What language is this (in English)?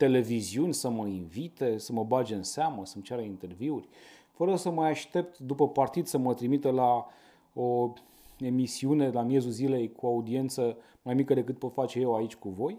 Romanian